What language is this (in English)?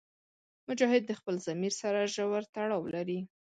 Pashto